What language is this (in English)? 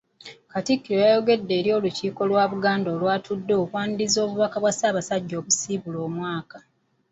Ganda